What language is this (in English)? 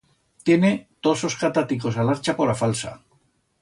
Aragonese